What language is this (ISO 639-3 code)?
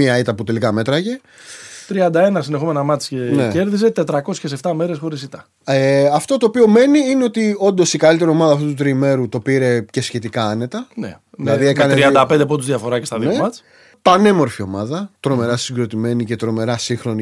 ell